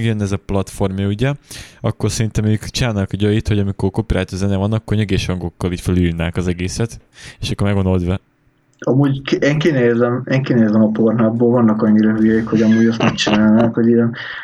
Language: Hungarian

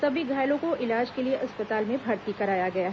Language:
Hindi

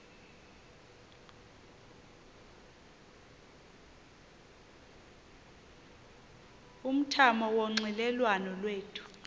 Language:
Xhosa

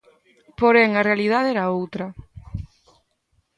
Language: Galician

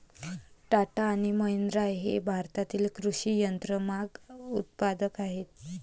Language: Marathi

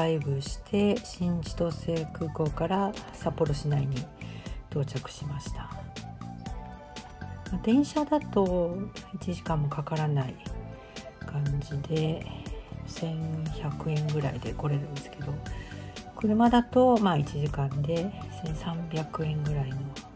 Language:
Japanese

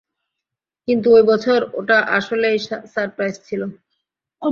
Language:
Bangla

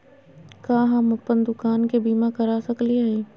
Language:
Magahi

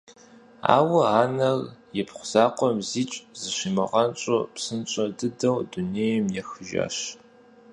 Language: Kabardian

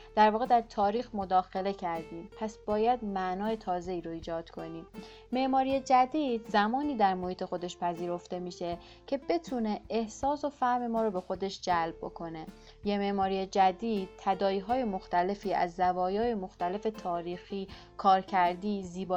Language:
Persian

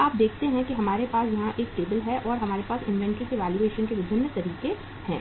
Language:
Hindi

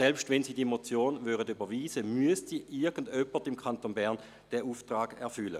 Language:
Swiss German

